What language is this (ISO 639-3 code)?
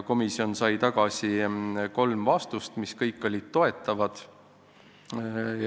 est